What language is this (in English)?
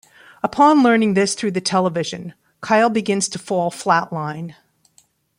English